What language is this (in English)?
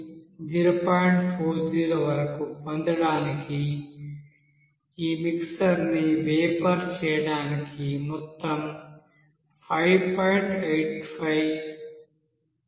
Telugu